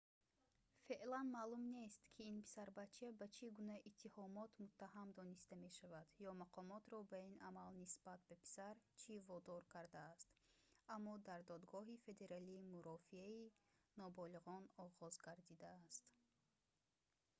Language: Tajik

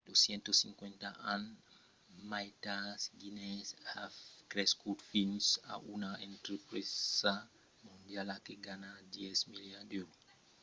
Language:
Occitan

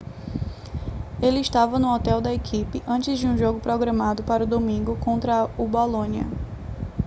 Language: Portuguese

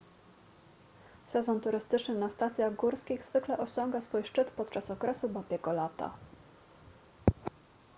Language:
Polish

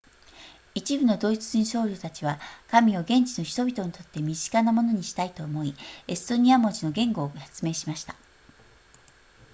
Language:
Japanese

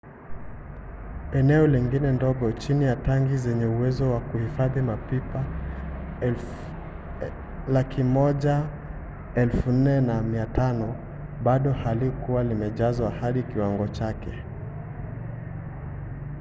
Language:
Swahili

